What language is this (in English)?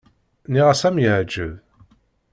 Kabyle